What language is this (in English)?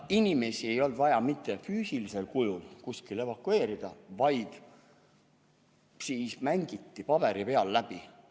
Estonian